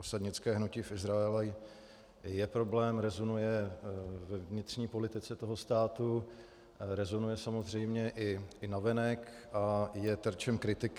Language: Czech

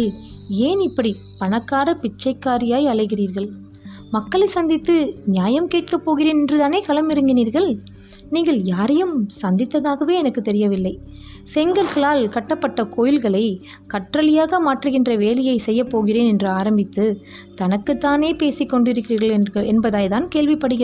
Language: Tamil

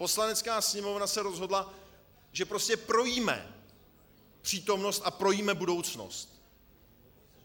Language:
Czech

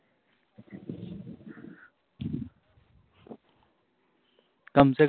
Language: Punjabi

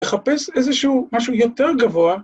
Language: Hebrew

